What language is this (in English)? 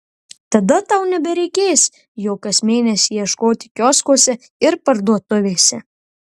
Lithuanian